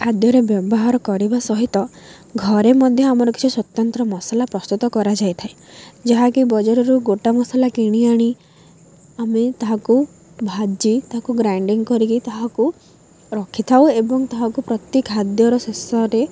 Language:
Odia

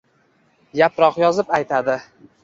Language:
Uzbek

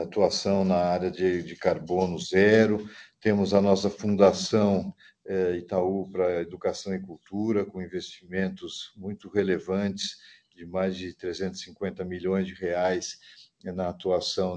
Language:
Portuguese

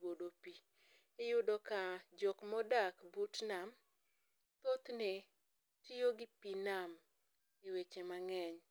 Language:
Luo (Kenya and Tanzania)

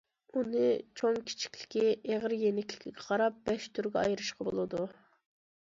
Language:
Uyghur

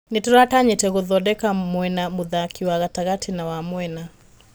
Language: Kikuyu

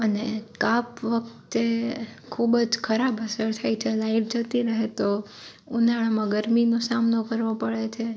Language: Gujarati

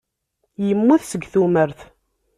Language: Kabyle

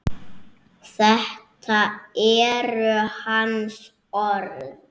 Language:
Icelandic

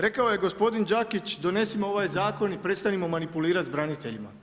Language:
Croatian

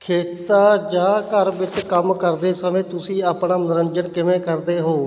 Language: Punjabi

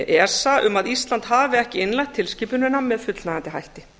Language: Icelandic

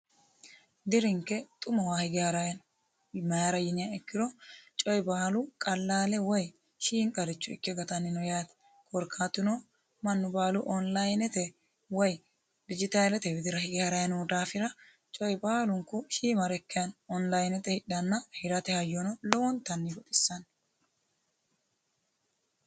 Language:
Sidamo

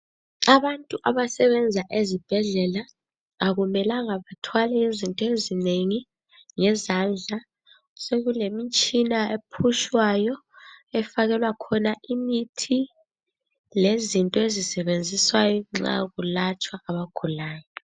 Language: North Ndebele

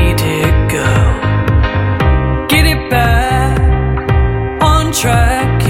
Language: Greek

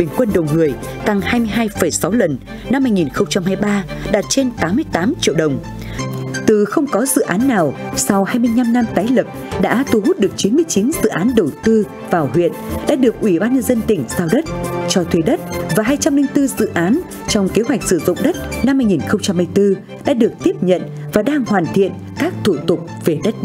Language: Vietnamese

